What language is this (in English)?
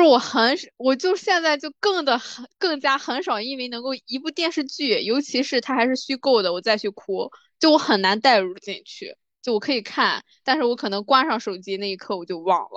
Chinese